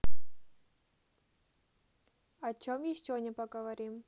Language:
Russian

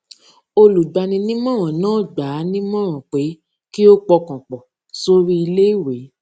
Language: Yoruba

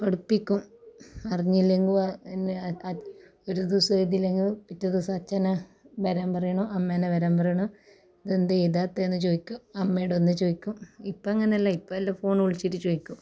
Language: Malayalam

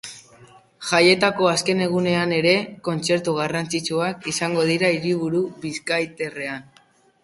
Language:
Basque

